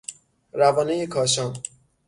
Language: Persian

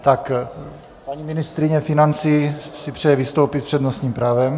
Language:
Czech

